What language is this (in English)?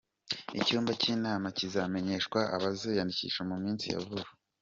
Kinyarwanda